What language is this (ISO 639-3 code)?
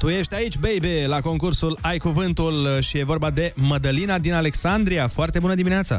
ron